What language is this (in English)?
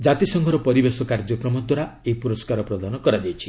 Odia